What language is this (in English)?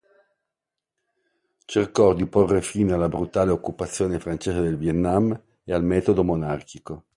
Italian